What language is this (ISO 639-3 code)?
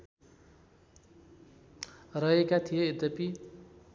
nep